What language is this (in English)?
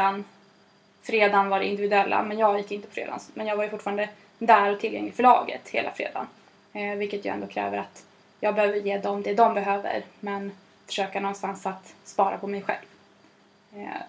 Swedish